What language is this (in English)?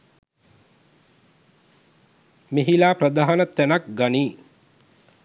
Sinhala